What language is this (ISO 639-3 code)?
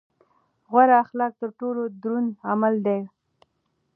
pus